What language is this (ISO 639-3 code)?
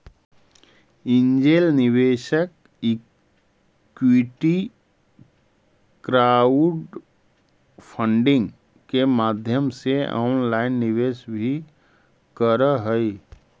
mag